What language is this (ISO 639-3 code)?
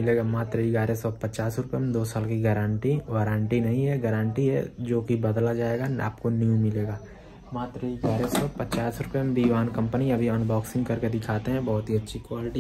hin